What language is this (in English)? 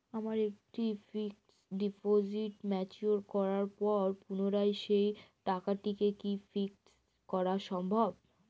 Bangla